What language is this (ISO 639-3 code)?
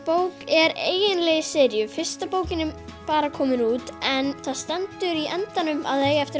isl